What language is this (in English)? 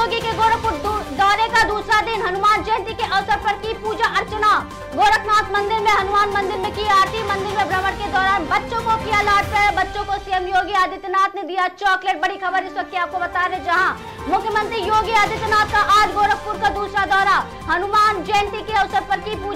Hindi